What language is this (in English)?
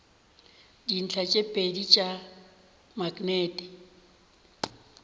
Northern Sotho